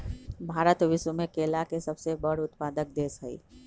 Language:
Magahi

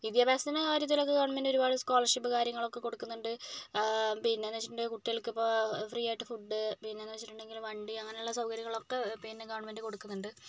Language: Malayalam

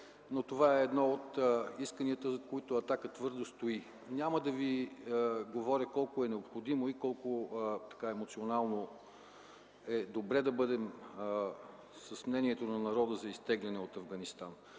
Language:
Bulgarian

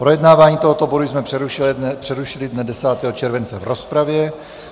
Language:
Czech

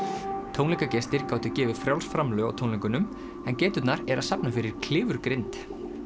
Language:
Icelandic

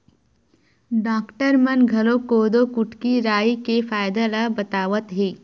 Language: Chhattisgarhi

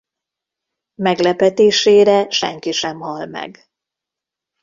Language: Hungarian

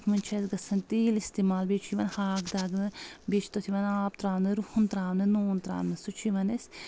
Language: Kashmiri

